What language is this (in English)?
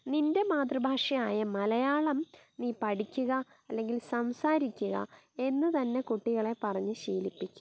Malayalam